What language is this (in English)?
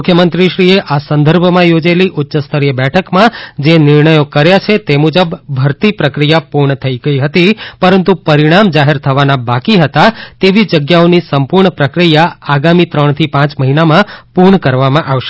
Gujarati